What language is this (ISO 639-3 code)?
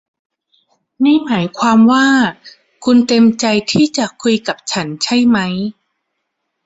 tha